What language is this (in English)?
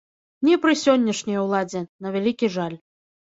Belarusian